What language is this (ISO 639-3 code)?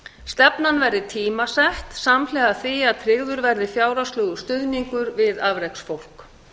isl